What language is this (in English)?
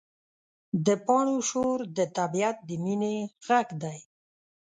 Pashto